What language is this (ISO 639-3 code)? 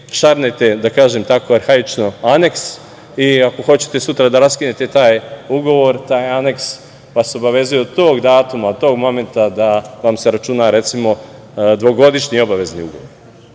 srp